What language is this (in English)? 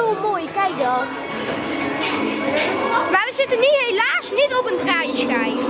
Dutch